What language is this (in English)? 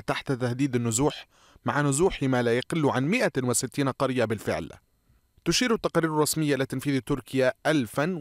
Arabic